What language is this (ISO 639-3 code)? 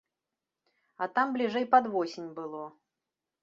bel